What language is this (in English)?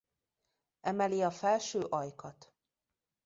Hungarian